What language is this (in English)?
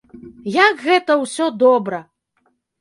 Belarusian